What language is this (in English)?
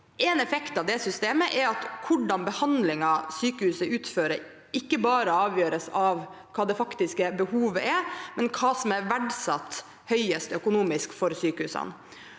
Norwegian